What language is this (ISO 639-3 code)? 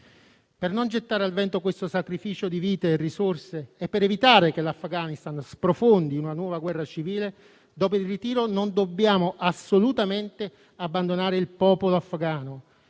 ita